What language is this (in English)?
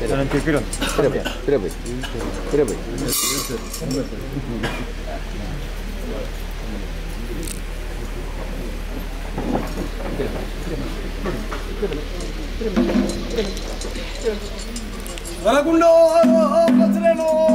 Arabic